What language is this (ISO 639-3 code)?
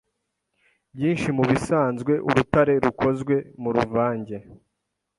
kin